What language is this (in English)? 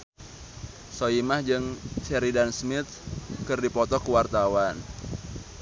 Sundanese